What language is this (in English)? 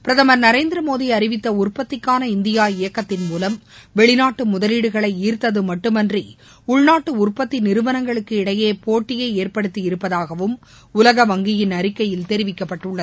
Tamil